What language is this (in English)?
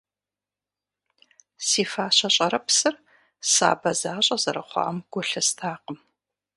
Kabardian